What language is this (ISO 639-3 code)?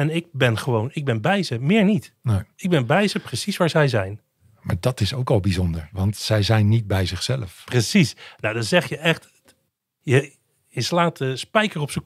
nld